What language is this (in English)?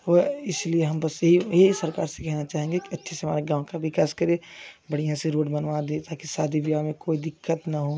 Hindi